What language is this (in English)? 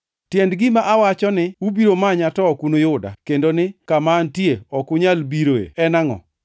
Luo (Kenya and Tanzania)